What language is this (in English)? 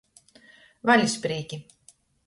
Latgalian